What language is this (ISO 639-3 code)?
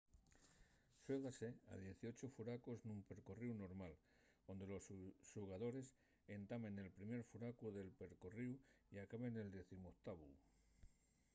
ast